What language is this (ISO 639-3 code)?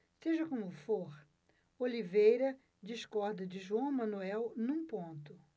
por